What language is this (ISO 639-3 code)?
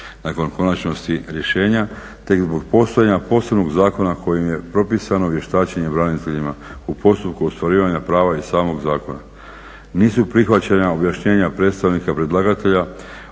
hrv